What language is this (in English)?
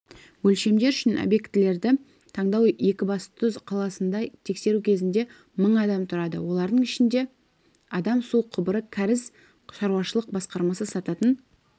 Kazakh